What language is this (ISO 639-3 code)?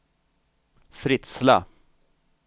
swe